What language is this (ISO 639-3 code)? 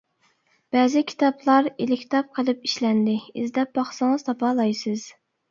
uig